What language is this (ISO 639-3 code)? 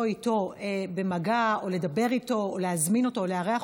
heb